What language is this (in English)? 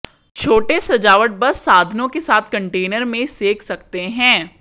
Hindi